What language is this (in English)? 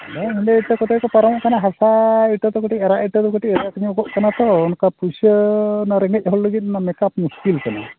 Santali